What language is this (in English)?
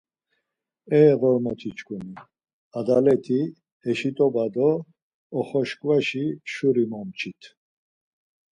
Laz